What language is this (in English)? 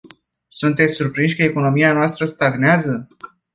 Romanian